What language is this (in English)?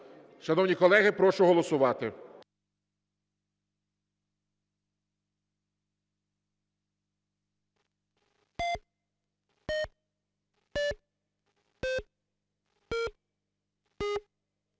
Ukrainian